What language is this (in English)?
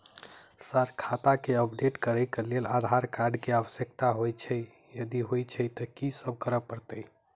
Maithili